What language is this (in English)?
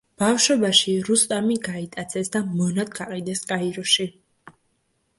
Georgian